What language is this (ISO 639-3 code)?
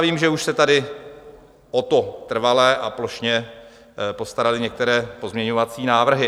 ces